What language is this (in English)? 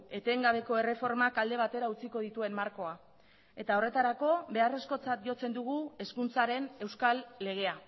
Basque